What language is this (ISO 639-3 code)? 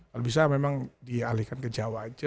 ind